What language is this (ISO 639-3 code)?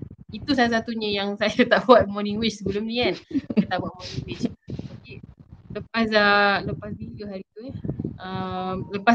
msa